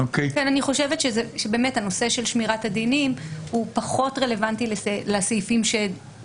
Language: Hebrew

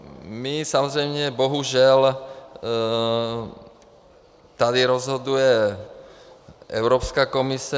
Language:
Czech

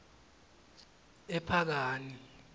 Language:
Swati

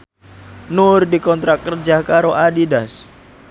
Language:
Javanese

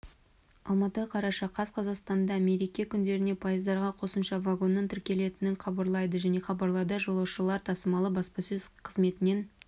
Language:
Kazakh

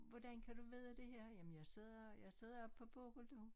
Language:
Danish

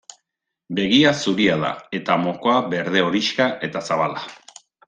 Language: Basque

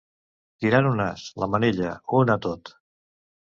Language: Catalan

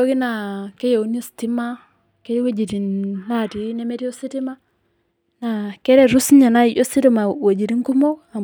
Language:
Masai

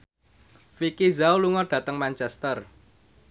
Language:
Javanese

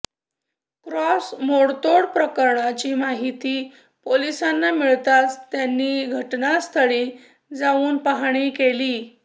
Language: Marathi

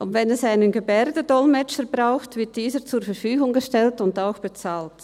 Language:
Swiss German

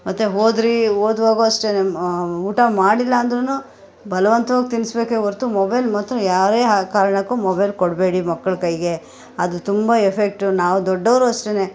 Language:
Kannada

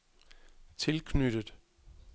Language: Danish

